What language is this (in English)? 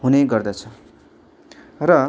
Nepali